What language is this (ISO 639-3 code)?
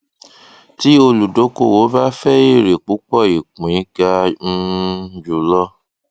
yor